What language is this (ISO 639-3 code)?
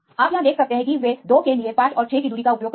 hin